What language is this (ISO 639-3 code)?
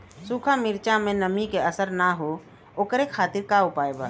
bho